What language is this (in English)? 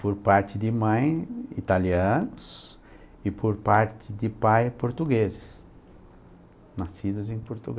Portuguese